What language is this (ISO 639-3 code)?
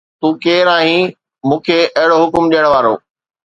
snd